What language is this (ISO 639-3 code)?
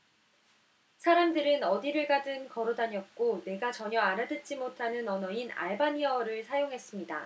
kor